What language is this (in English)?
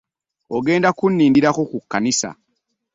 Ganda